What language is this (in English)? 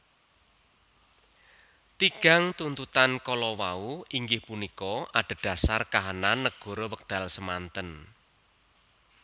Javanese